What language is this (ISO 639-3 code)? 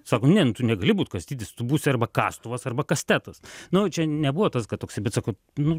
lit